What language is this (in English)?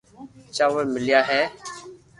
Loarki